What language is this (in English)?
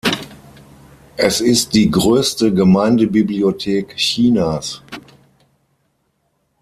German